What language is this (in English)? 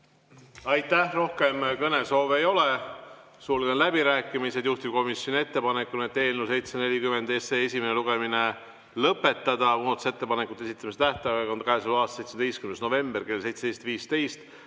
Estonian